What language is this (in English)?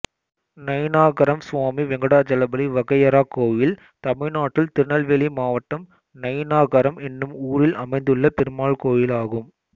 Tamil